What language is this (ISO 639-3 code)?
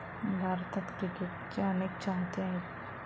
mar